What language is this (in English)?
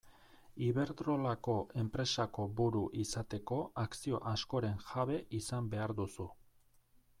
Basque